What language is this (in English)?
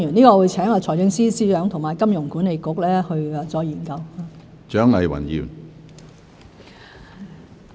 Cantonese